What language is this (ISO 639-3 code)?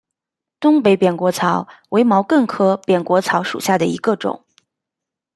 zho